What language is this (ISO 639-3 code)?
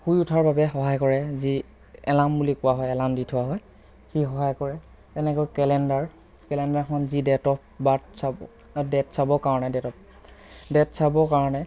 asm